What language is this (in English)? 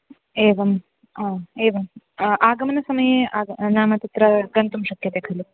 Sanskrit